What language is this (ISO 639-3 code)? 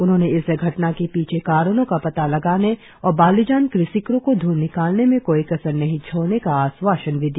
hin